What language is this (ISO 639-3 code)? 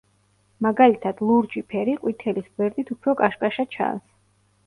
kat